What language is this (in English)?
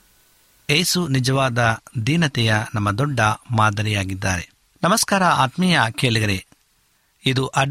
Kannada